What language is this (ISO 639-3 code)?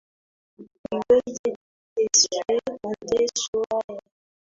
swa